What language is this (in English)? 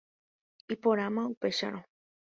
Guarani